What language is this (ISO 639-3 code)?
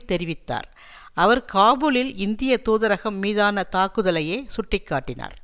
tam